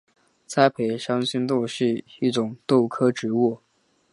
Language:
Chinese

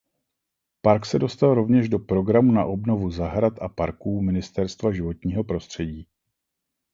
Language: Czech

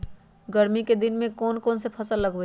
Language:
Magahi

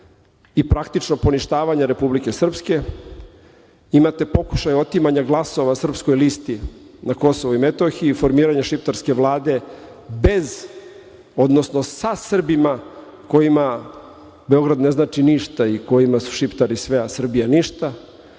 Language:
Serbian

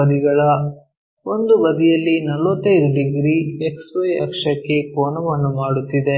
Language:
Kannada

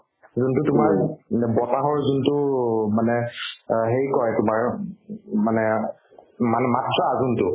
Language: Assamese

